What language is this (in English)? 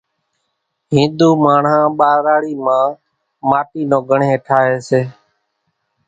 Kachi Koli